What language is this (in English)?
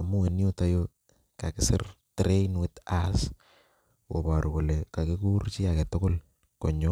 Kalenjin